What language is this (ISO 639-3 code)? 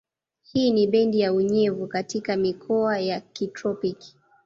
swa